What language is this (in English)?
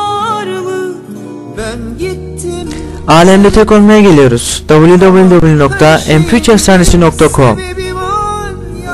Turkish